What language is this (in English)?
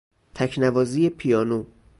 Persian